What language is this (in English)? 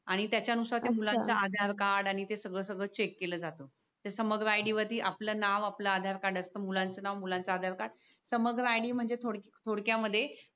Marathi